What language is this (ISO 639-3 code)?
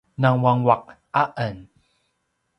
pwn